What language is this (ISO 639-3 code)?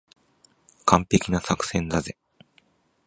jpn